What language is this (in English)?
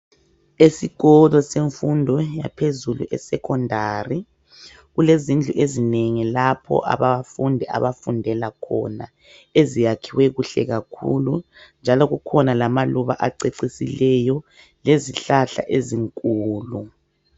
North Ndebele